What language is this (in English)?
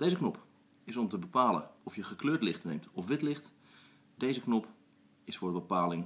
Dutch